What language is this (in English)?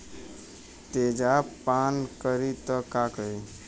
Bhojpuri